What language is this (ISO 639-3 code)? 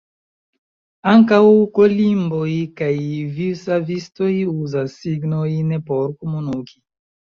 epo